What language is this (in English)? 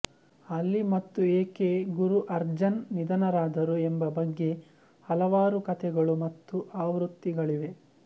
Kannada